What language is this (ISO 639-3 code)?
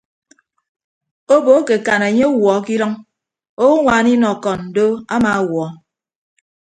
ibb